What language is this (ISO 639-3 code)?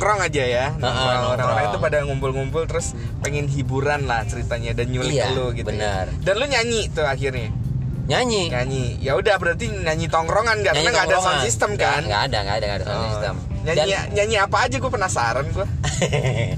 ind